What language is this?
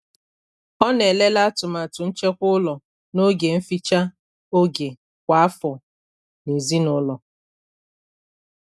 Igbo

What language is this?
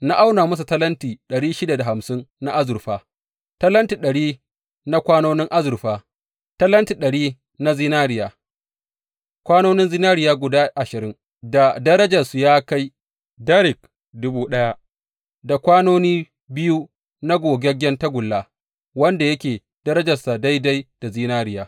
Hausa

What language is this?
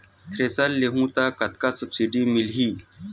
Chhattisgarhi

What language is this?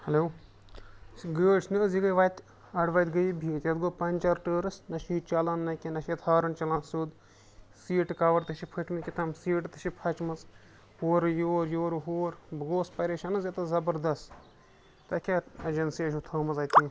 Kashmiri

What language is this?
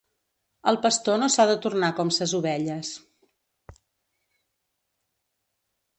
Catalan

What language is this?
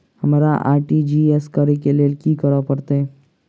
Maithili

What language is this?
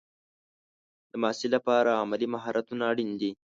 Pashto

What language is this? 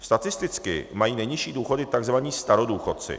Czech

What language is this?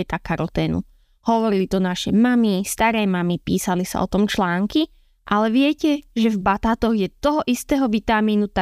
Slovak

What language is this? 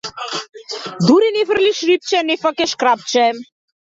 Macedonian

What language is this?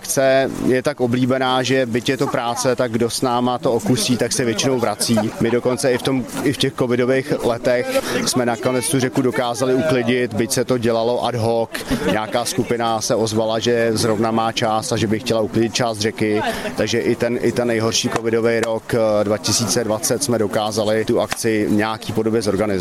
Czech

